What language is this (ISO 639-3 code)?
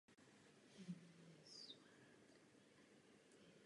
ces